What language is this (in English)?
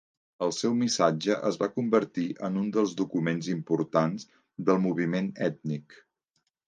Catalan